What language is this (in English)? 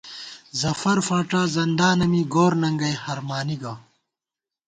Gawar-Bati